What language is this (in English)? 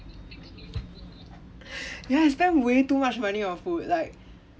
English